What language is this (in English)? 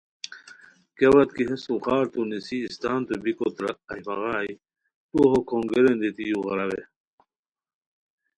Khowar